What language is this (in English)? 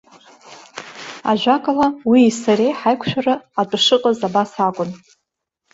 Abkhazian